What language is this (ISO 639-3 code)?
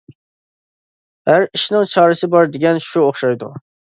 uig